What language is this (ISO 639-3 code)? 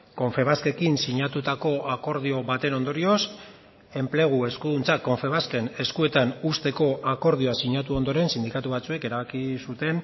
eus